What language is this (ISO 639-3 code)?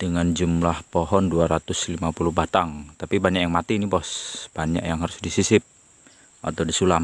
ind